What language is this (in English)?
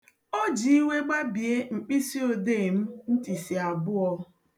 Igbo